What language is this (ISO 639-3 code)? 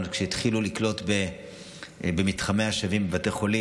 heb